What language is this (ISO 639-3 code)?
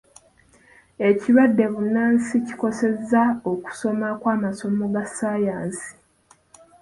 lug